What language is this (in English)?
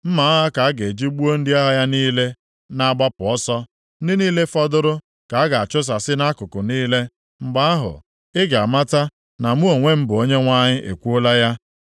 Igbo